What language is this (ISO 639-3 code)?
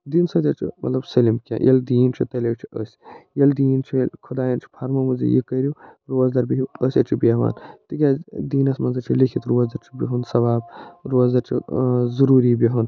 kas